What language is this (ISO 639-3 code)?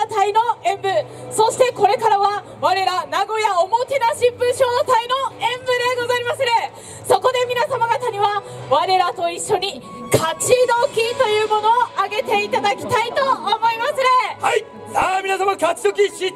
jpn